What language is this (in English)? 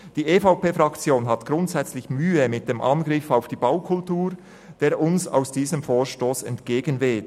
Swiss German